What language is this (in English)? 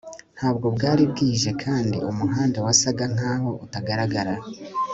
Kinyarwanda